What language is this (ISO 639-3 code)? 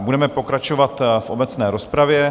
ces